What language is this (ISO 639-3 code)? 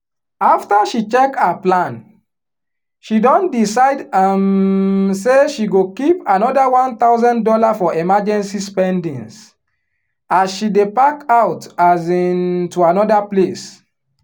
pcm